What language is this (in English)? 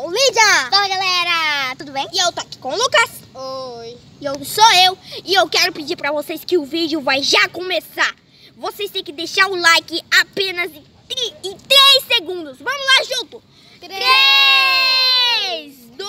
Portuguese